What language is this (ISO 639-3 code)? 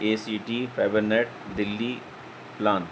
urd